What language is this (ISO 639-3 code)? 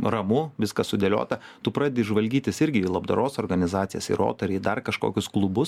lit